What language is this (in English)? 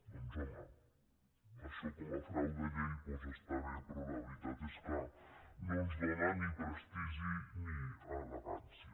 Catalan